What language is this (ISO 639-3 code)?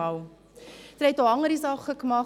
gsw